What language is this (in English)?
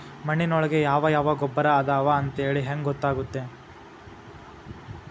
Kannada